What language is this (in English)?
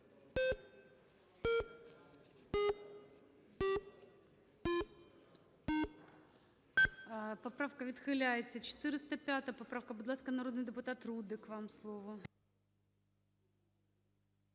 Ukrainian